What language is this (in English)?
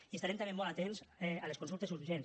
Catalan